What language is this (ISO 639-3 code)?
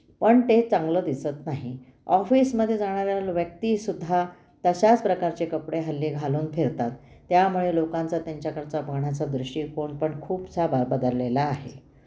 mar